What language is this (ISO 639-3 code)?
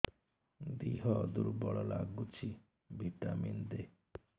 ori